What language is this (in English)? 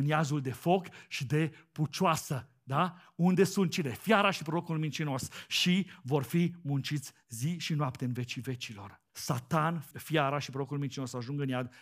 Romanian